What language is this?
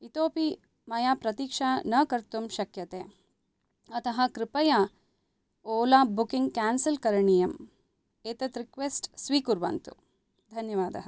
Sanskrit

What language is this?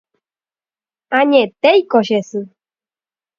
Guarani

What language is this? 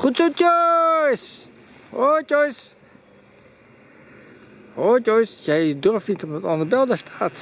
Dutch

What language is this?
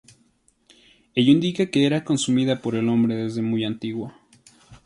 Spanish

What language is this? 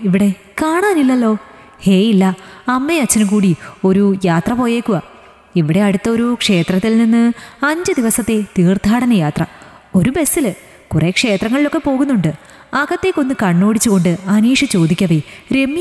Malayalam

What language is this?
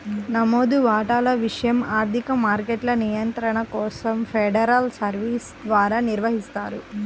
Telugu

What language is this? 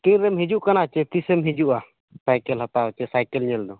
Santali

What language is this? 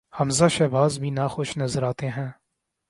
Urdu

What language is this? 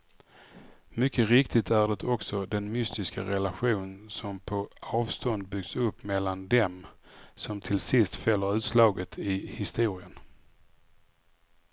Swedish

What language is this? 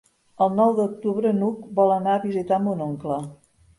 Catalan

